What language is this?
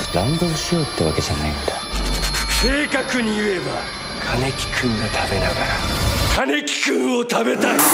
Japanese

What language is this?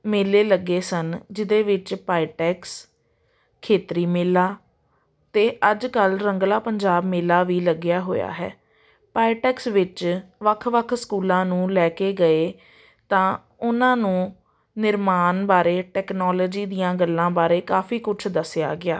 Punjabi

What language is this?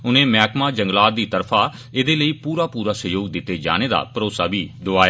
Dogri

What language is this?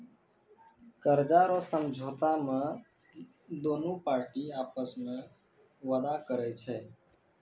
Maithili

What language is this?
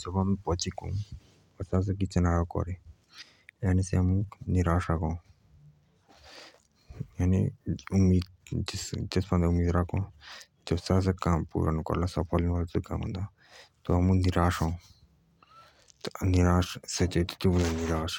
Jaunsari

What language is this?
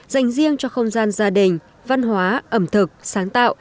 Vietnamese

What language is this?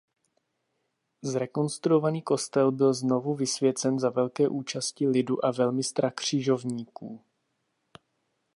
Czech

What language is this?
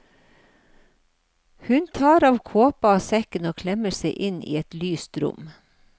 Norwegian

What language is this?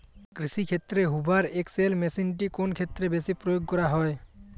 Bangla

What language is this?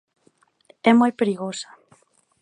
Galician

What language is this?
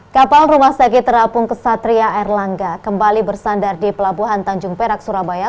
Indonesian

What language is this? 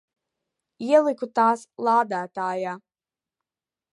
Latvian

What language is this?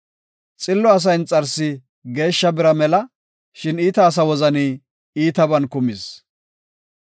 Gofa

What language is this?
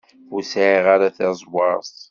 Kabyle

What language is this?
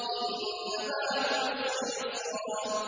Arabic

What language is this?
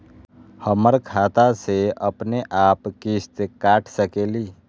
Magahi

